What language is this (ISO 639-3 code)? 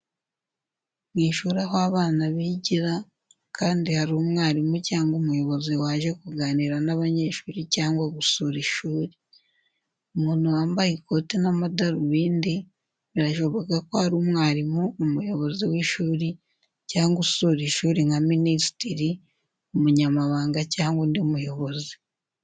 kin